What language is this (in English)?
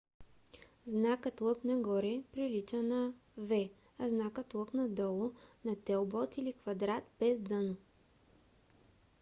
Bulgarian